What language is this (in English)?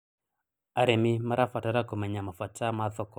Kikuyu